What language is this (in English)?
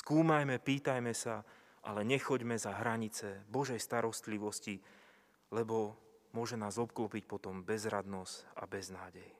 Slovak